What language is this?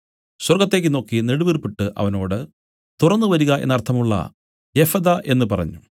Malayalam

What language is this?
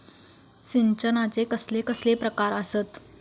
Marathi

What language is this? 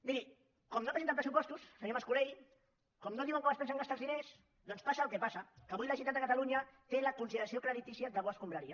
Catalan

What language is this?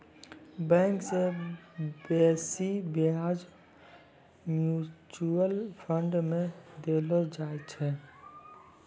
Maithili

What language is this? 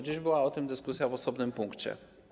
Polish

